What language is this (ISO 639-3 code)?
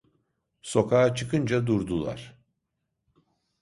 tur